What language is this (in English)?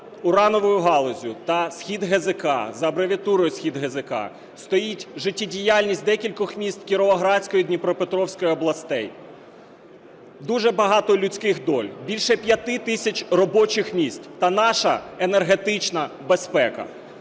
Ukrainian